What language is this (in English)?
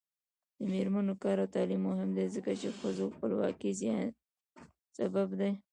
Pashto